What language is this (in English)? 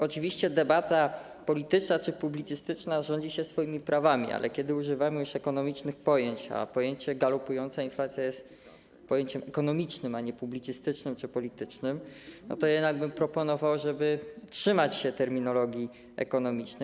Polish